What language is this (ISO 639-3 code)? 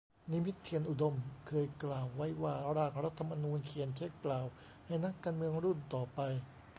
tha